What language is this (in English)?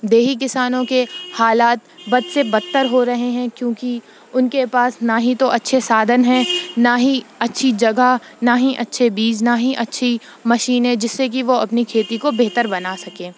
Urdu